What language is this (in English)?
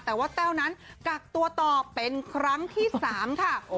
Thai